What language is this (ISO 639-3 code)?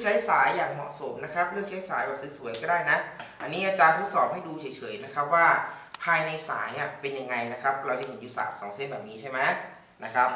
tha